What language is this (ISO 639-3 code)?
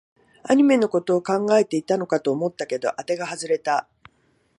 jpn